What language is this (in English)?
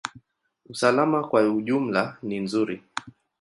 Swahili